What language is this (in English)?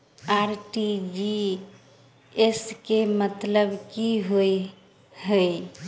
Maithili